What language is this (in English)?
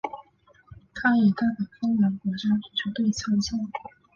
Chinese